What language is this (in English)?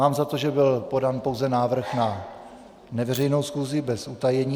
Czech